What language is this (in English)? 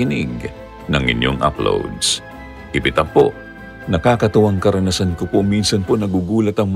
Filipino